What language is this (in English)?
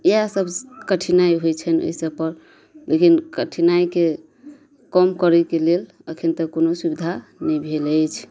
Maithili